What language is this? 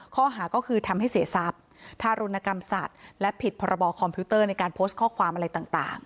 Thai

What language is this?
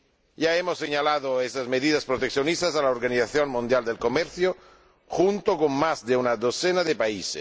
Spanish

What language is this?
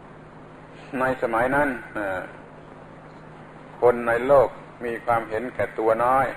Thai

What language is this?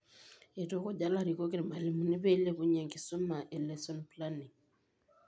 Masai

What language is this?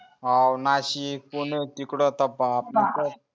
Marathi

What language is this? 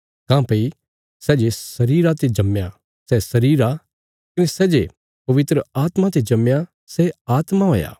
Bilaspuri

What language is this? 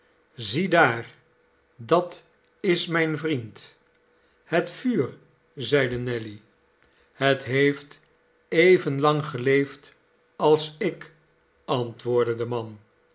Dutch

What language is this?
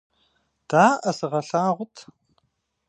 Kabardian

